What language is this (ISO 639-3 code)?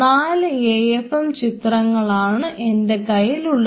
mal